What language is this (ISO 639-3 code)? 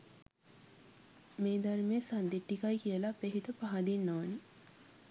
sin